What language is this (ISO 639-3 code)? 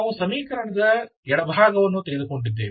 kan